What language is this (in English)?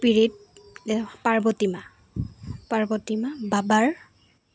Assamese